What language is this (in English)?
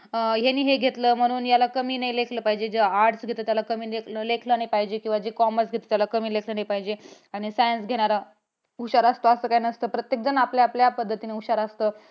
Marathi